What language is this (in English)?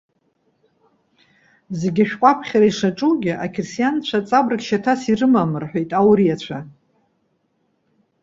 Abkhazian